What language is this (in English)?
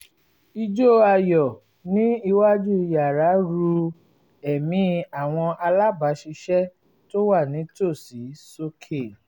Yoruba